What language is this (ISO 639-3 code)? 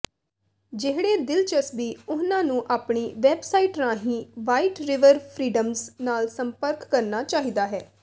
pan